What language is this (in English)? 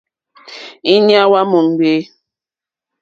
Mokpwe